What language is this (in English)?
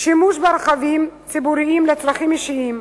Hebrew